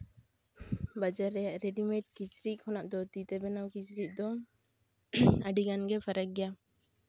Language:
Santali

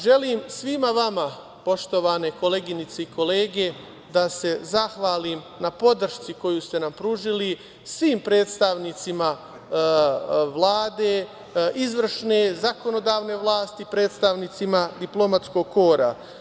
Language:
Serbian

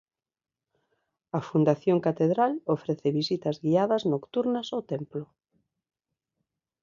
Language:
Galician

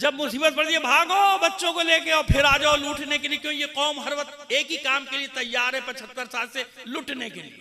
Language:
Hindi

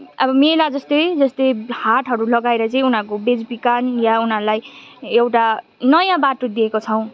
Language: Nepali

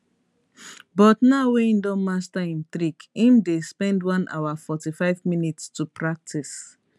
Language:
Nigerian Pidgin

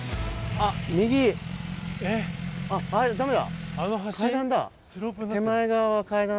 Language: Japanese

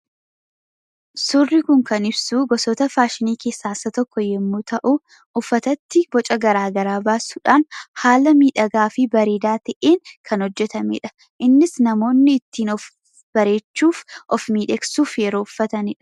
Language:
Oromo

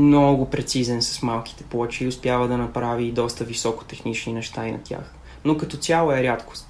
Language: Bulgarian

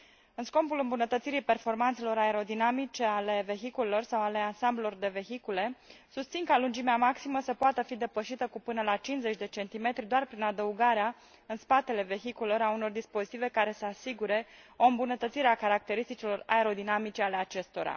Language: Romanian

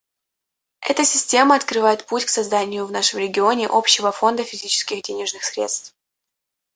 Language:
Russian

